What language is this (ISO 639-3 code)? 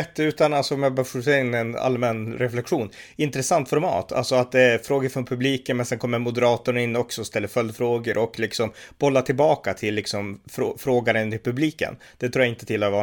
swe